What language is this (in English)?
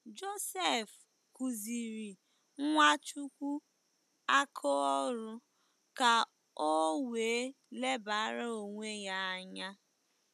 Igbo